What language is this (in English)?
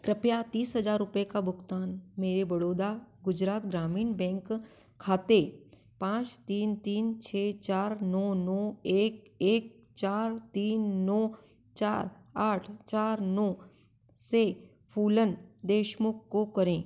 Hindi